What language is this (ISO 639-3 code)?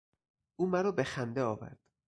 fas